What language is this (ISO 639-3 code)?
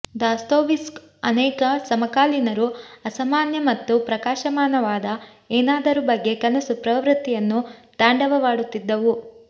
kan